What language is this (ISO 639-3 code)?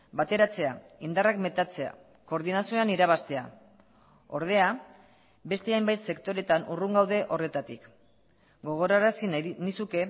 eus